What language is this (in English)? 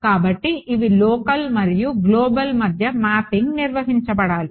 Telugu